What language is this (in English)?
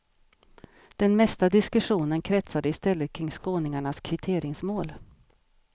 Swedish